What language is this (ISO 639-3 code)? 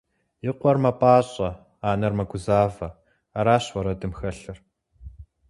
kbd